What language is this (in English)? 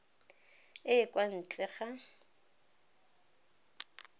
Tswana